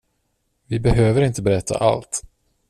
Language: Swedish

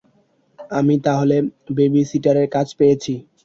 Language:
Bangla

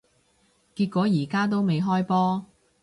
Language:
Cantonese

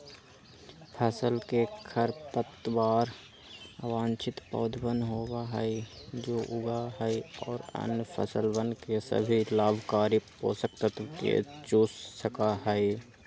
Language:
Magahi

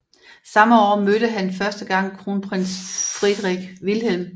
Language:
Danish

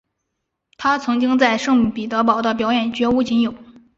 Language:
Chinese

